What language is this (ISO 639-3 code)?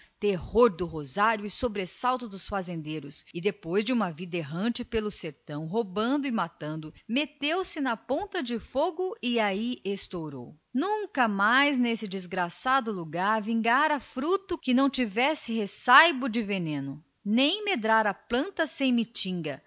por